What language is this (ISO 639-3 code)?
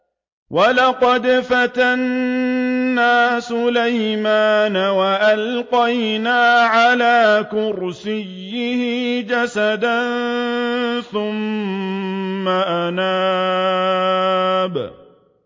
ara